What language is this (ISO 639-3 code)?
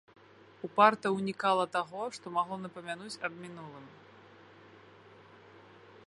bel